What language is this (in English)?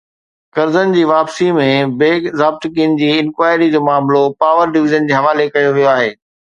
Sindhi